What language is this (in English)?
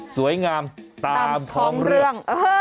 Thai